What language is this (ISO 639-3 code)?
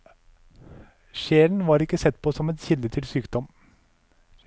nor